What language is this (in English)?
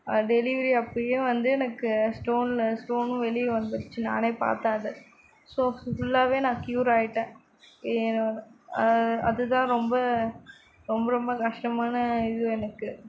Tamil